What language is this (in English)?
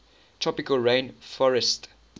English